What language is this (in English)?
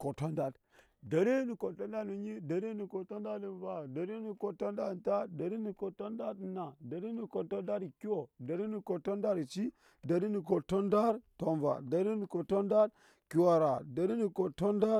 Nyankpa